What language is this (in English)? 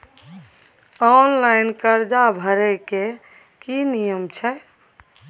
Maithili